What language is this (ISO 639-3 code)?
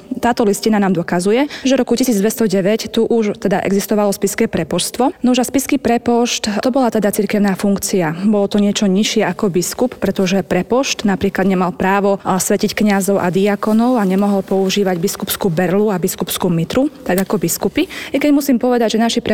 slk